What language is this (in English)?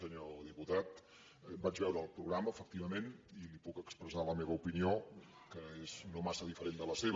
Catalan